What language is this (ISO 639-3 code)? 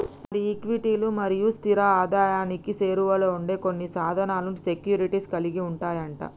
tel